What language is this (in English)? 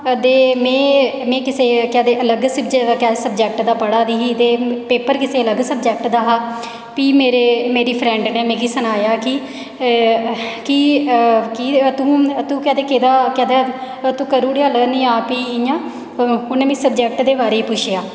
Dogri